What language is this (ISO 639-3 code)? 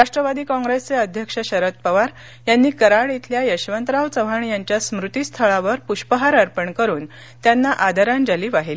mar